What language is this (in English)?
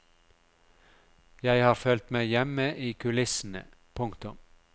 Norwegian